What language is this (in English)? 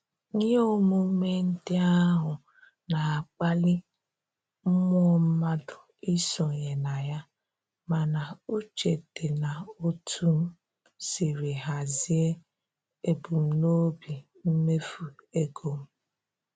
Igbo